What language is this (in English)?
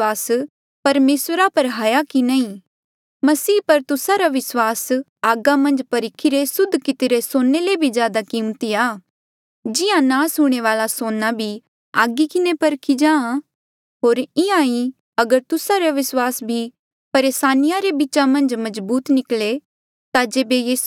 Mandeali